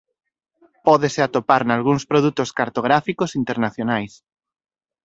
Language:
Galician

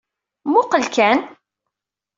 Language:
Kabyle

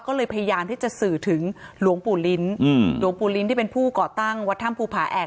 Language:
Thai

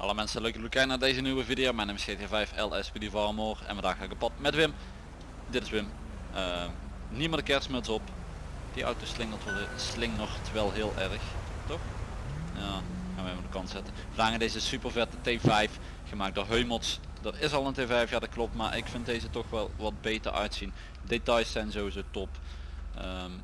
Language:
Dutch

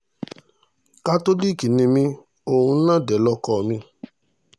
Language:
Yoruba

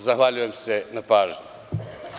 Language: Serbian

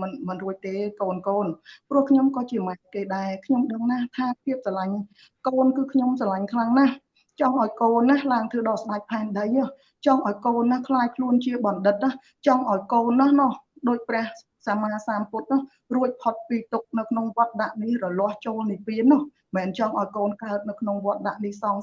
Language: Vietnamese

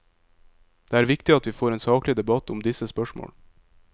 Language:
Norwegian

